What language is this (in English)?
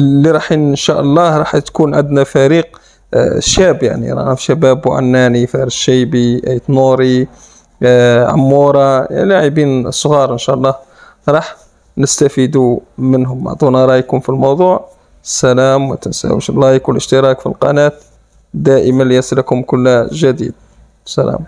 Arabic